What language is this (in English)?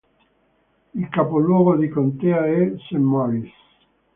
Italian